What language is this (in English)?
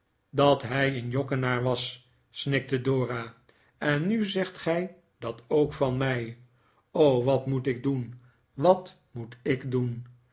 Dutch